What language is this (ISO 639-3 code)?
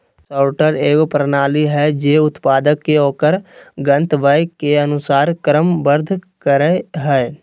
mag